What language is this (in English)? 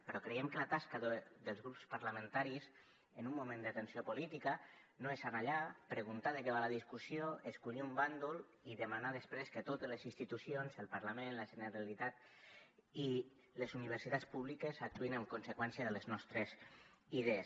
Catalan